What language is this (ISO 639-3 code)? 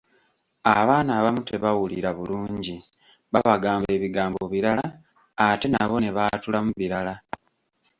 lug